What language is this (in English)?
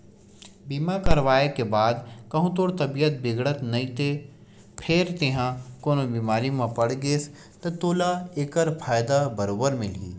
Chhattisgarhi